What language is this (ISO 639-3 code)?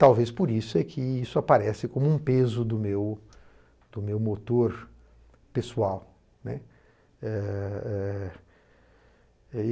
por